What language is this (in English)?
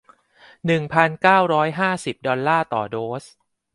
Thai